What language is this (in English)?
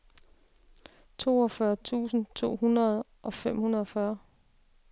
Danish